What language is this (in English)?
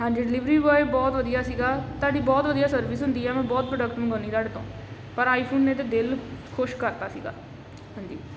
Punjabi